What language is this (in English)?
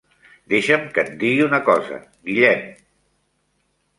Catalan